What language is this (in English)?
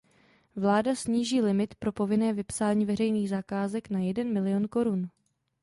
Czech